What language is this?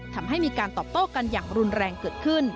Thai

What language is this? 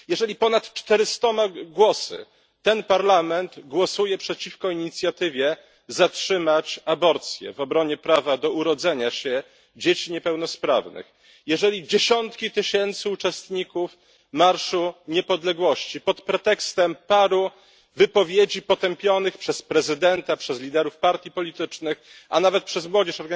Polish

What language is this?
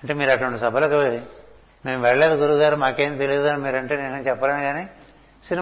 Telugu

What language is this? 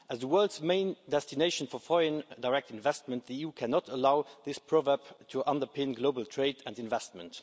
English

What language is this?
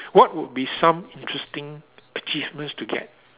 English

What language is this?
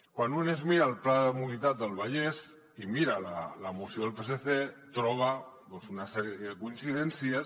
Catalan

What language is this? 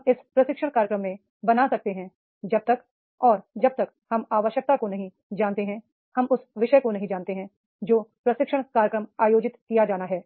Hindi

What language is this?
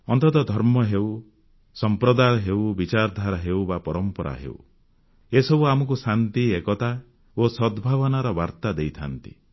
Odia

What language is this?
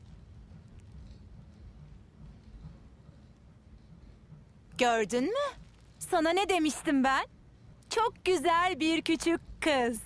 Turkish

